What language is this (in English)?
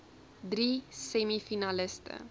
Afrikaans